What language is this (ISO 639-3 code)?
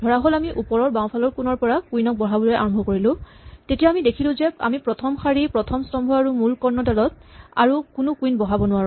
asm